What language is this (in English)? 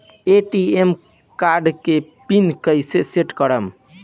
Bhojpuri